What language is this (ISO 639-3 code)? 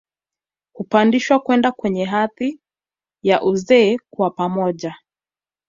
swa